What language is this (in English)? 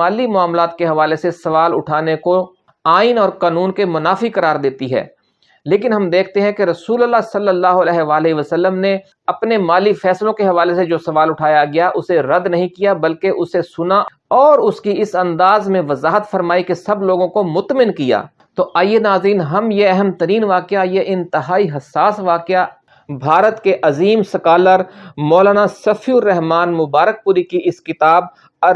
Urdu